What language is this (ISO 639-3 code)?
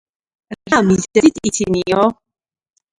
kat